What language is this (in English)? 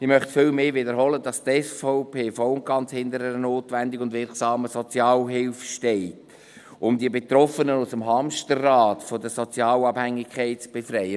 Swiss German